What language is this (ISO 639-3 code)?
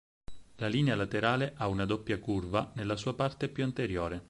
ita